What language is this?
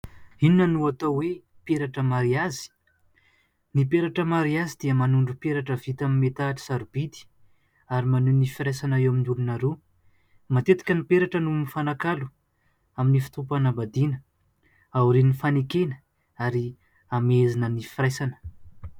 Malagasy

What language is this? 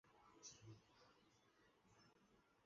Chinese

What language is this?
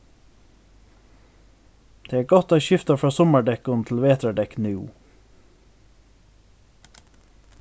Faroese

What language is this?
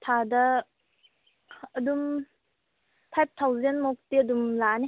Manipuri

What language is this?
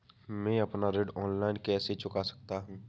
Hindi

